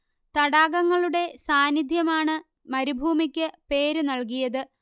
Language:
Malayalam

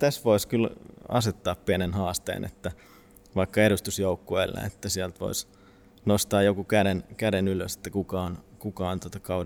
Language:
Finnish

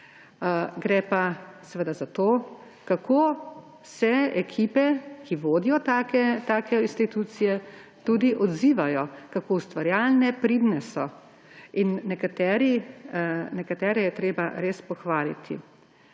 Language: Slovenian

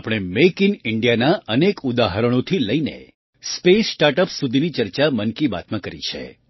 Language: Gujarati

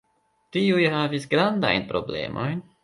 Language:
Esperanto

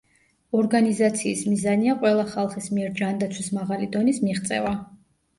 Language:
Georgian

